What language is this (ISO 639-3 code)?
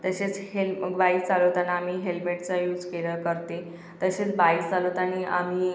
mar